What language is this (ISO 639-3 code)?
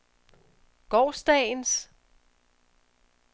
dan